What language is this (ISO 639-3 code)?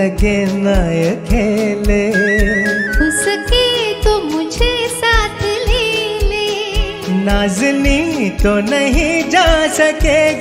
hin